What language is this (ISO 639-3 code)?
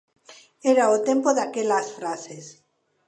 glg